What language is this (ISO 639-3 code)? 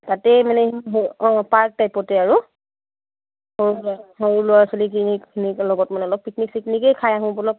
asm